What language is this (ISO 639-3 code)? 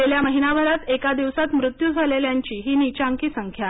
mar